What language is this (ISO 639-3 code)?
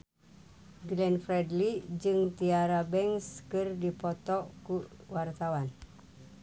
sun